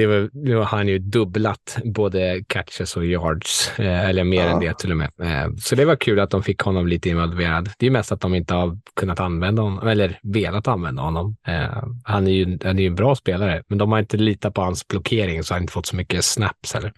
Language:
Swedish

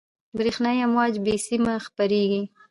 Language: Pashto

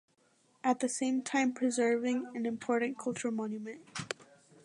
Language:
English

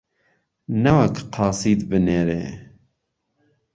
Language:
Central Kurdish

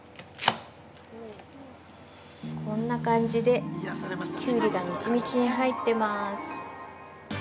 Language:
Japanese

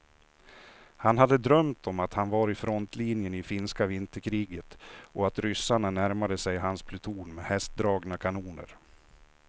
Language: Swedish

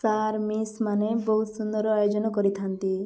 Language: Odia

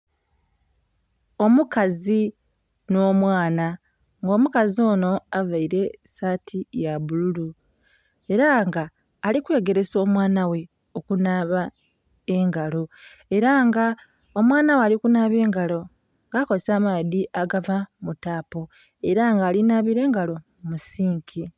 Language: Soga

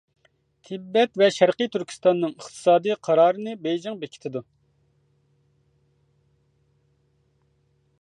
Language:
Uyghur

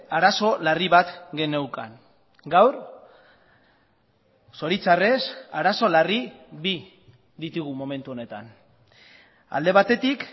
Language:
Basque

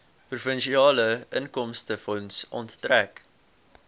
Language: Afrikaans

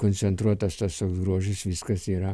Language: Lithuanian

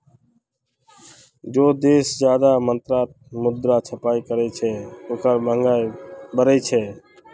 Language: Magahi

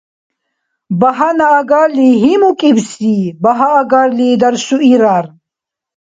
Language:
Dargwa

